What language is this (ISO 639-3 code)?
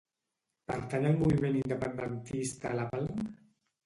cat